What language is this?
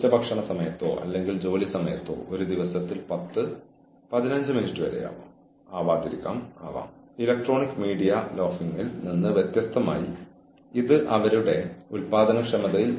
Malayalam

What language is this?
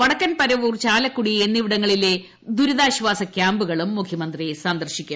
Malayalam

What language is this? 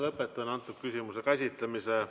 Estonian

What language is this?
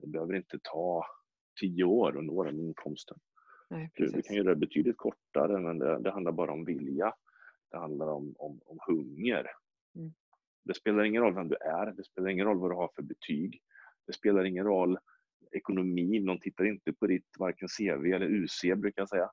Swedish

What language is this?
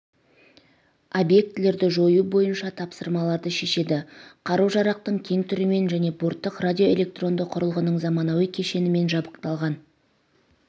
Kazakh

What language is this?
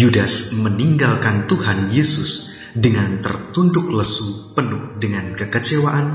Indonesian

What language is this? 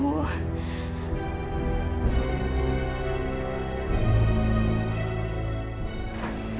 Indonesian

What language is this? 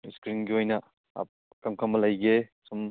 Manipuri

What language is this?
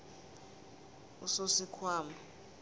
South Ndebele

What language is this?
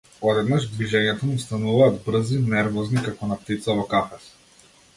Macedonian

